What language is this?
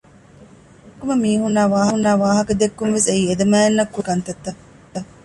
Divehi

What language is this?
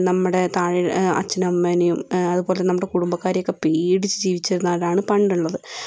Malayalam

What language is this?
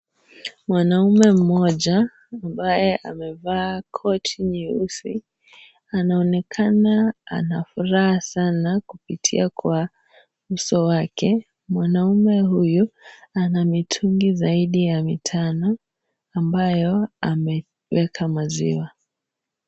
Swahili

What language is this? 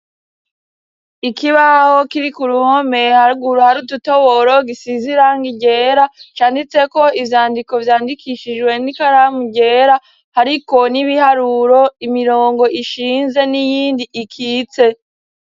Rundi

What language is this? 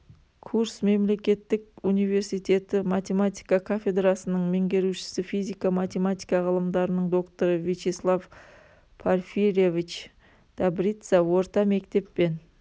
Kazakh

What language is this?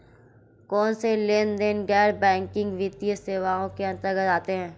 Hindi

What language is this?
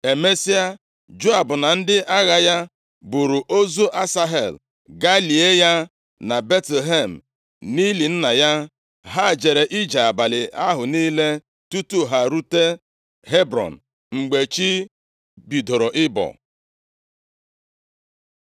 Igbo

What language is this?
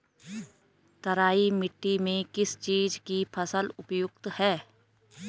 Hindi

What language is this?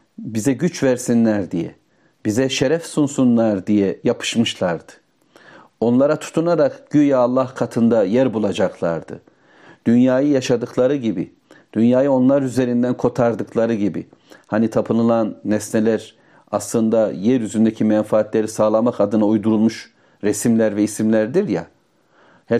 Turkish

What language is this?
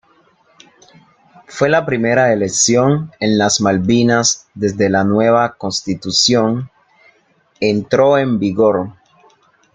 Spanish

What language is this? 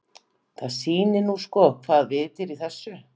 Icelandic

